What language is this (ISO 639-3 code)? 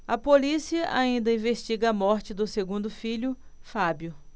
por